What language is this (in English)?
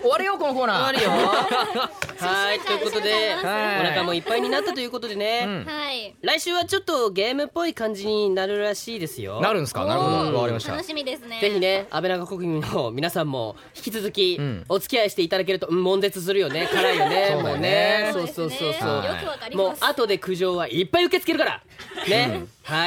Japanese